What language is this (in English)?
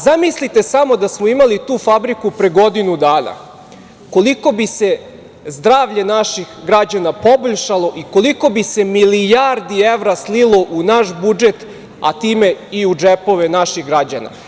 Serbian